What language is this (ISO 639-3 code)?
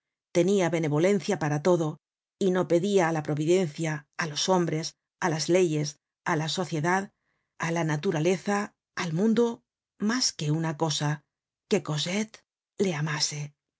spa